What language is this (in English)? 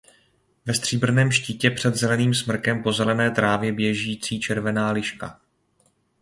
Czech